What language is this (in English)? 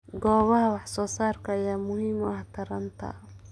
Somali